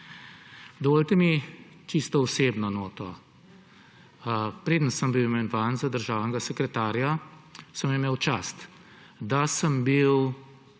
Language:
Slovenian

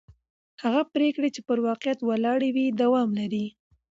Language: Pashto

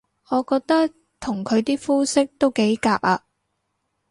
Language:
Cantonese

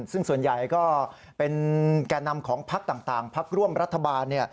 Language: Thai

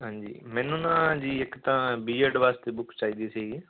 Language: Punjabi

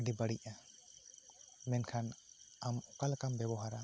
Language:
Santali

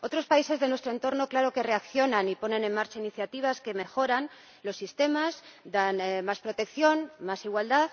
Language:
Spanish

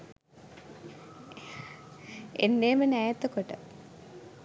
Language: Sinhala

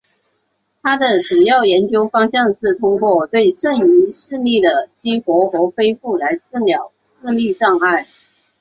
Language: Chinese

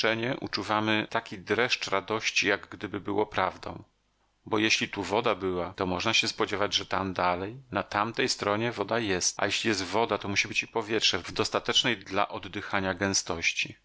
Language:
Polish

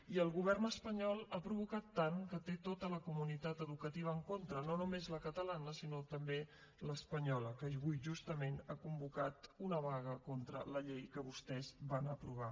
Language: Catalan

